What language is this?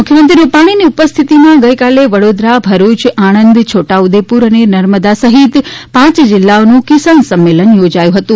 Gujarati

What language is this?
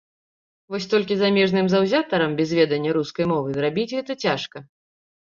Belarusian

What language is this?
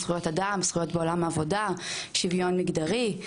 Hebrew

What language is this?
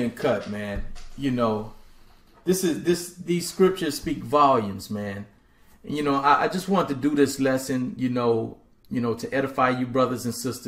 English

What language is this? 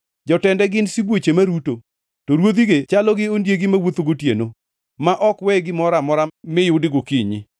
Luo (Kenya and Tanzania)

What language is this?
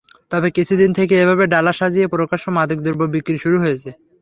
Bangla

